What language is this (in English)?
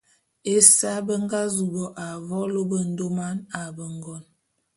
Bulu